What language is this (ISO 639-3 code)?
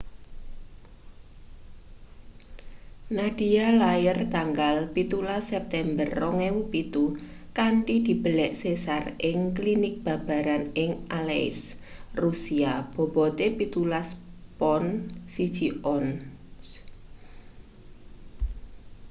jav